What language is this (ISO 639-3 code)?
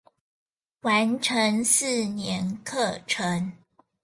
zho